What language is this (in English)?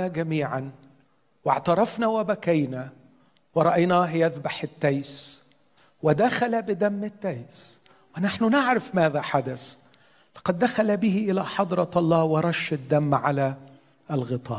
Arabic